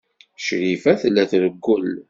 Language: Kabyle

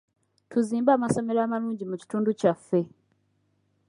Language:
Ganda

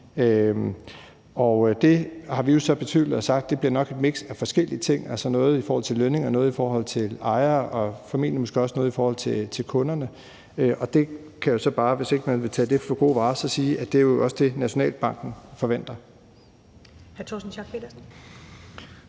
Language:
Danish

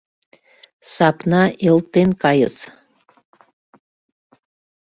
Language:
Mari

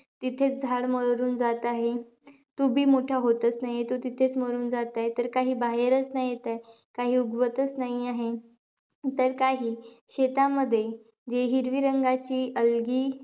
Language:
Marathi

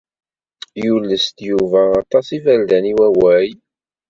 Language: Kabyle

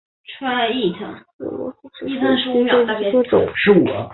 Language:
Chinese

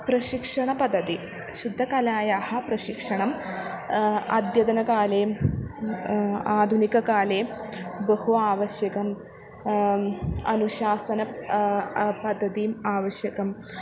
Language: Sanskrit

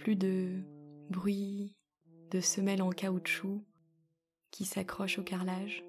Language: French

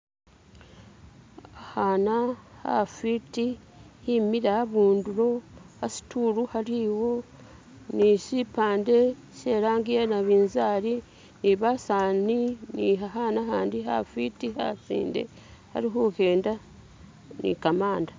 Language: Masaaba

